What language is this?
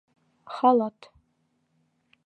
Bashkir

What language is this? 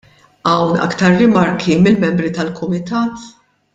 Maltese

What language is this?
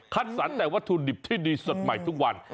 Thai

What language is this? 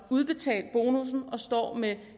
Danish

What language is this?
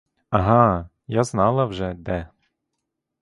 Ukrainian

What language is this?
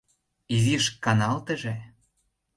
Mari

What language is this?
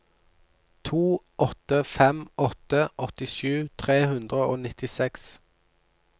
Norwegian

